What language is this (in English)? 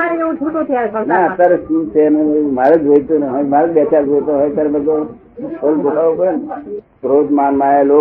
Gujarati